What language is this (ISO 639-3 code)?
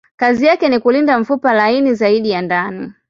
swa